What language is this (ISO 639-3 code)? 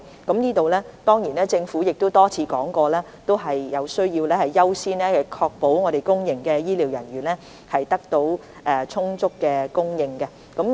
yue